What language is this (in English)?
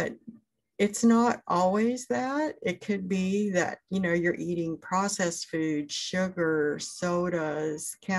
English